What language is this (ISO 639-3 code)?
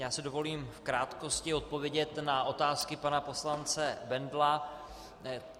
ces